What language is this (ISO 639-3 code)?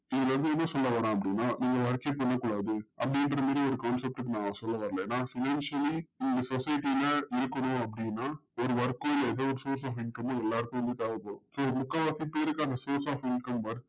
tam